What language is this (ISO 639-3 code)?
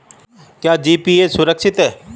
hin